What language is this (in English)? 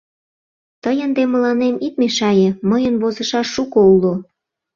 Mari